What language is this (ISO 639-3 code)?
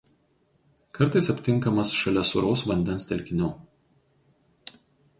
lit